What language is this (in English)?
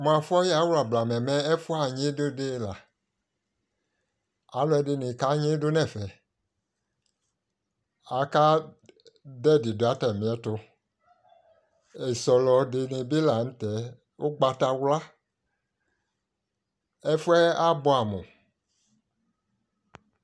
Ikposo